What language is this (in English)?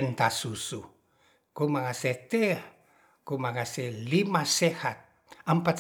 Ratahan